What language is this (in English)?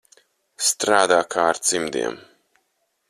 Latvian